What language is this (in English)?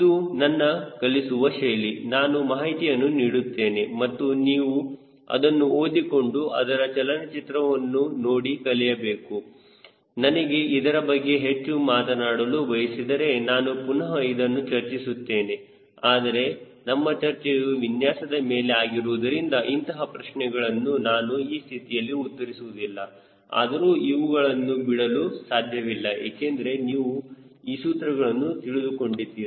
Kannada